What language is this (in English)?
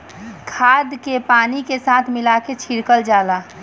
Bhojpuri